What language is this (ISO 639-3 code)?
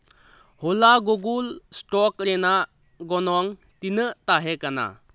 sat